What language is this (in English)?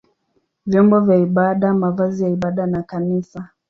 Swahili